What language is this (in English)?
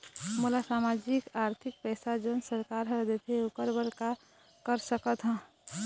Chhattisgarhi